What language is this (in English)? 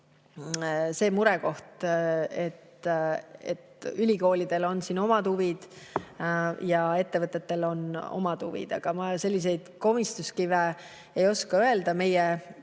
Estonian